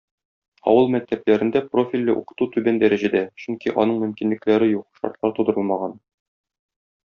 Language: Tatar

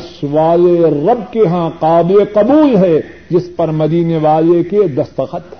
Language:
Urdu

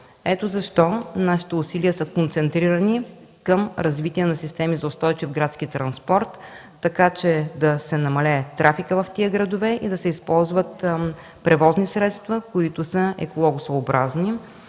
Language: Bulgarian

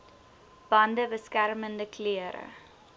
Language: Afrikaans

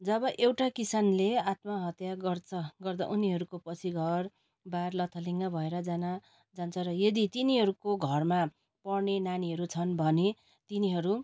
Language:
Nepali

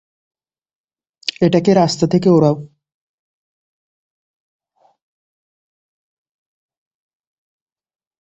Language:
Bangla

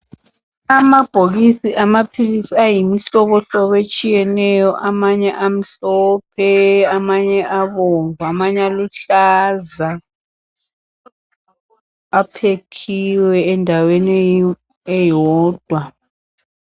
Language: North Ndebele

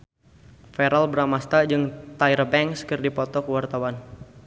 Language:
Sundanese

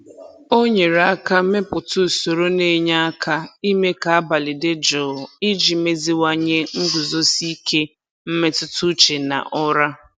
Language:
Igbo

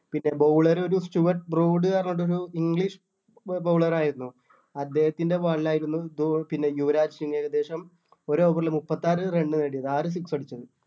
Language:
Malayalam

